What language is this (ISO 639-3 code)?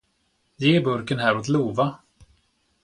swe